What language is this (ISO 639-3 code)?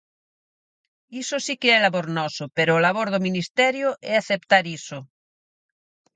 glg